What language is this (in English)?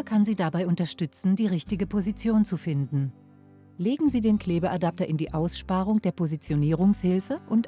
German